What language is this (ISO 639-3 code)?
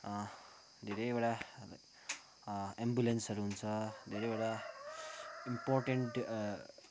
nep